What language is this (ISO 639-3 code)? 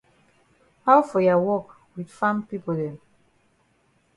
wes